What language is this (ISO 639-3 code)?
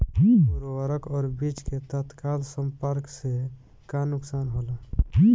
bho